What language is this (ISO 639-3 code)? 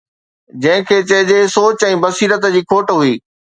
snd